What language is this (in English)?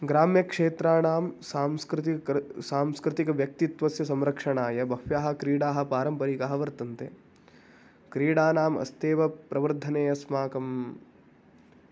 Sanskrit